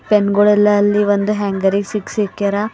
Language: Kannada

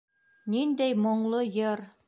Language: Bashkir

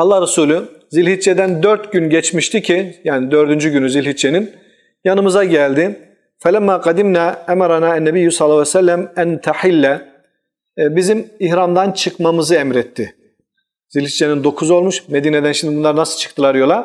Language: Turkish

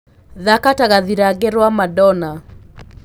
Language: Kikuyu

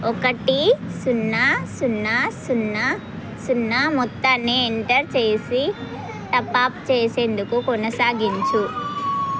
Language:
Telugu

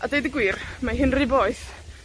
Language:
Welsh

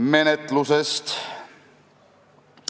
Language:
Estonian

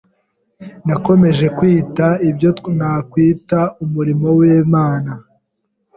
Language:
Kinyarwanda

